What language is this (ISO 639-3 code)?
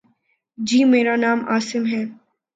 urd